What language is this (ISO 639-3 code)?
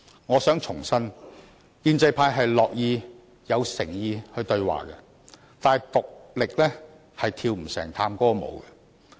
yue